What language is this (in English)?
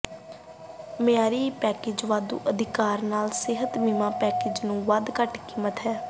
Punjabi